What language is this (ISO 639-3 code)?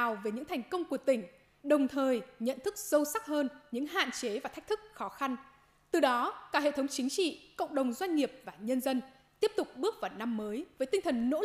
vie